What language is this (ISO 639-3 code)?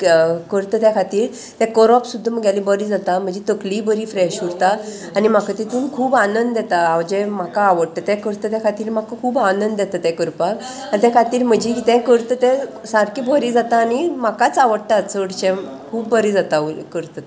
kok